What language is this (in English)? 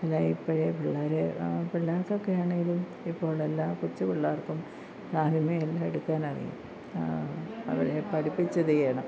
Malayalam